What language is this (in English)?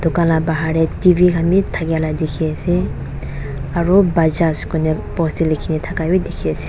Naga Pidgin